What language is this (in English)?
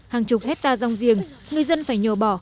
Vietnamese